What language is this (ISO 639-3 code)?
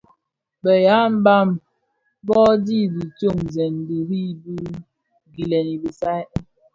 ksf